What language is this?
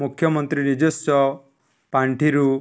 Odia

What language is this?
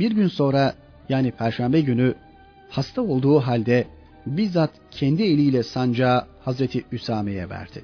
Turkish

